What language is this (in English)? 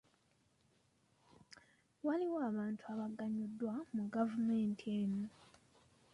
Ganda